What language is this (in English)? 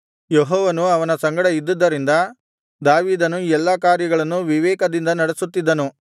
Kannada